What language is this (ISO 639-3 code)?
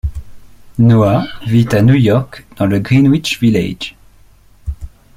fra